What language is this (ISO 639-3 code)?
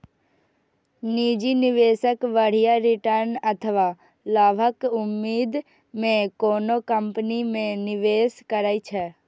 mai